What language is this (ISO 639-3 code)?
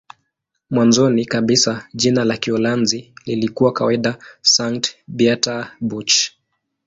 swa